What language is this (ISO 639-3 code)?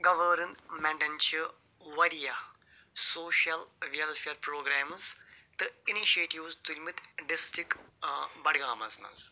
kas